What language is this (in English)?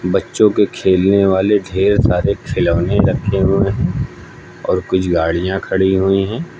Hindi